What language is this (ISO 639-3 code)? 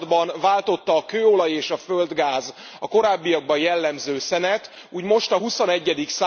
hun